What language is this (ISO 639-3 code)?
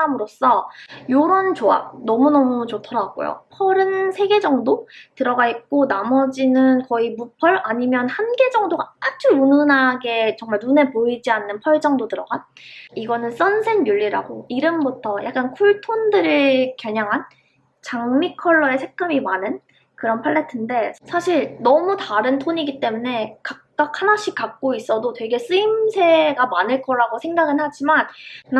kor